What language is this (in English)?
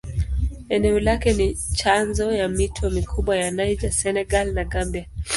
Swahili